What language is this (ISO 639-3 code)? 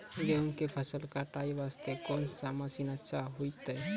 mai